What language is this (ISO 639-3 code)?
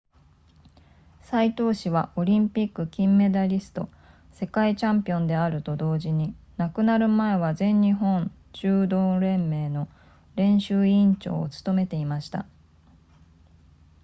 jpn